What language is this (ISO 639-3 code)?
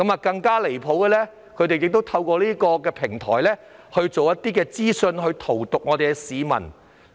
yue